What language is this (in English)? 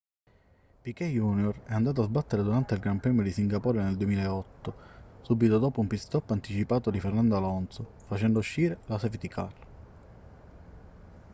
Italian